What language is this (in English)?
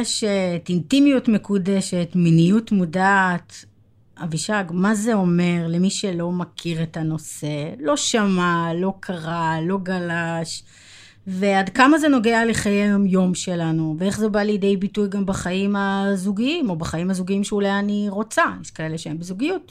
Hebrew